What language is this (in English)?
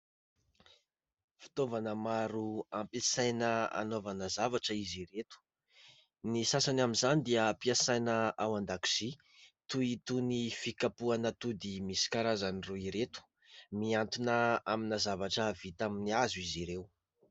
Malagasy